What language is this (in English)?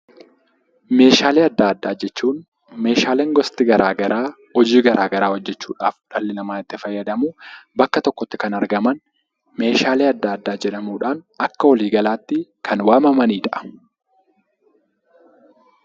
Oromo